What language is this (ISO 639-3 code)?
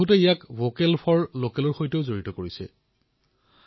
asm